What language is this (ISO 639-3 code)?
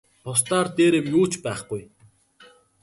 mon